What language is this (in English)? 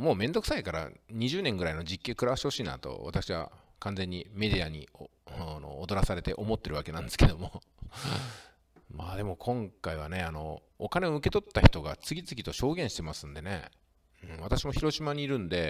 Japanese